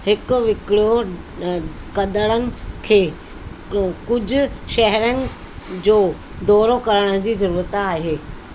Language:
Sindhi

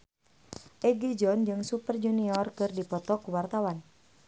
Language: Sundanese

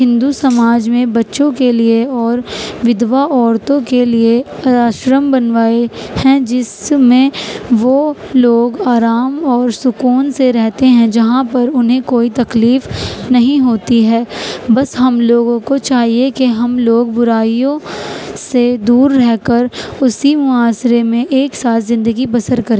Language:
Urdu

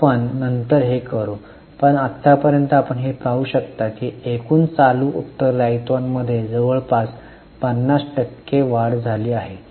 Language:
Marathi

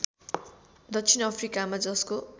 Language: Nepali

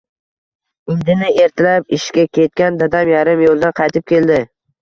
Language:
Uzbek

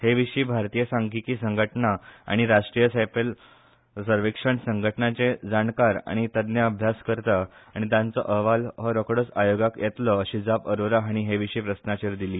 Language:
Konkani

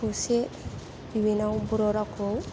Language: Bodo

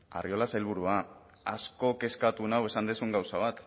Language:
Basque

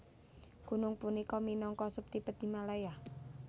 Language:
Javanese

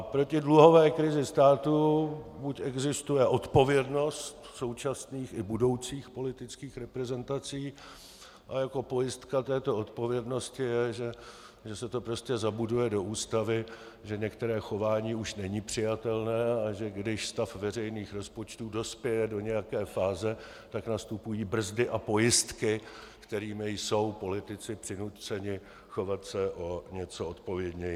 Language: Czech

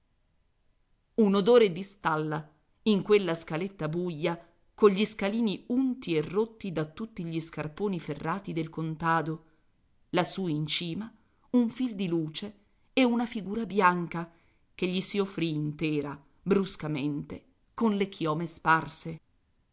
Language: Italian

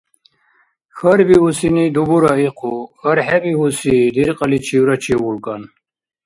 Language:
Dargwa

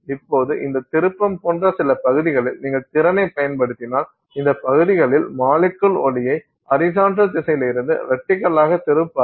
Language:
Tamil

